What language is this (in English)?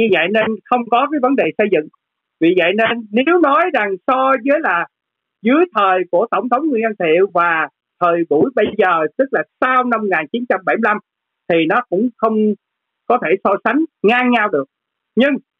Vietnamese